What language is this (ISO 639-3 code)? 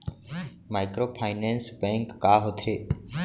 hne